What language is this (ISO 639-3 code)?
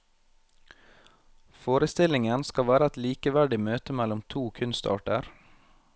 nor